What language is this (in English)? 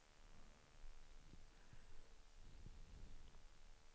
Swedish